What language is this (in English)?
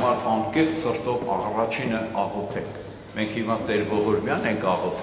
German